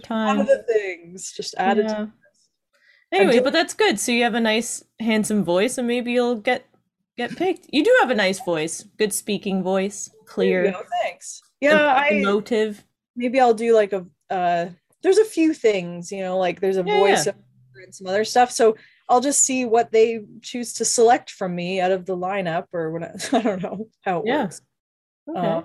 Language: English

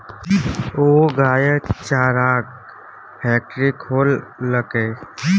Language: Maithili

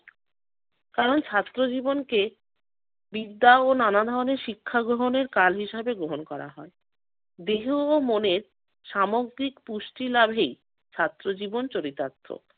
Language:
Bangla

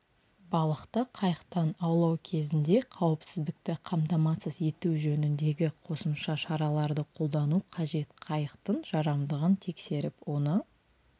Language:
Kazakh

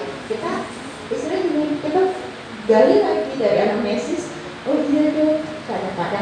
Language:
Indonesian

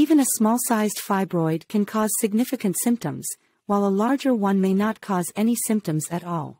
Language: English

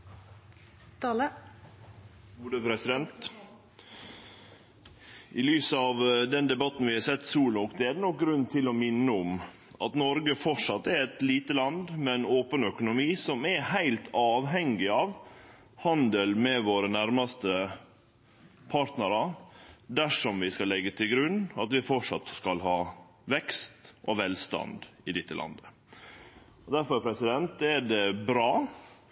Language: Norwegian Nynorsk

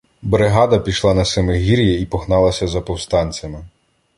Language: Ukrainian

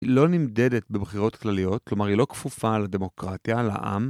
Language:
Hebrew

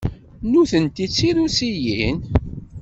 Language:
Kabyle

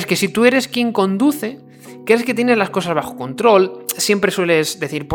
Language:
Spanish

